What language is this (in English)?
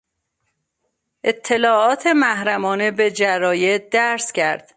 Persian